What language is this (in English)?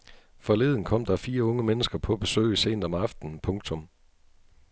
Danish